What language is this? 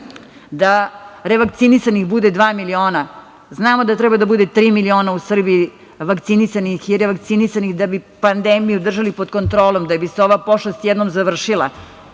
Serbian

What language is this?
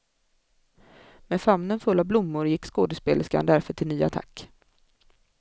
Swedish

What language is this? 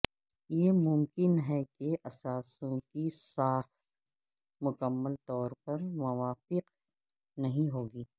Urdu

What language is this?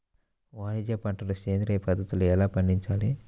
Telugu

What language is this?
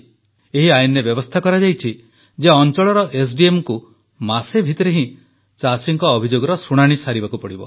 Odia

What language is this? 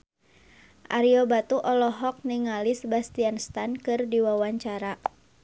Sundanese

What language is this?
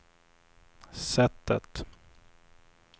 Swedish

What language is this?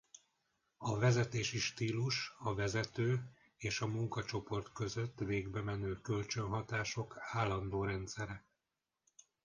Hungarian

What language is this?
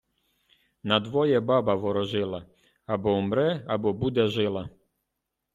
Ukrainian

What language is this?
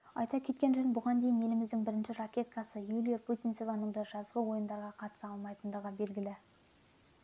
Kazakh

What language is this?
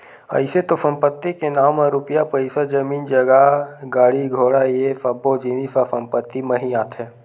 Chhattisgarhi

